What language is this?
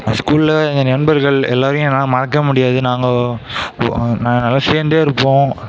Tamil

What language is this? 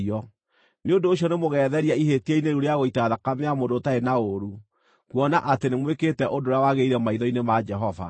Kikuyu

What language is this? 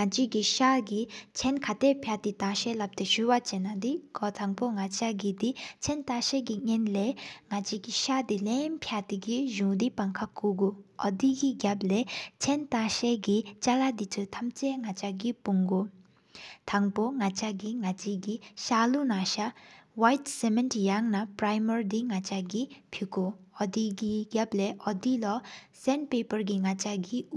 Sikkimese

